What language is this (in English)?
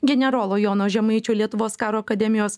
Lithuanian